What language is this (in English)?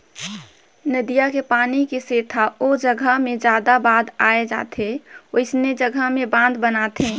Chhattisgarhi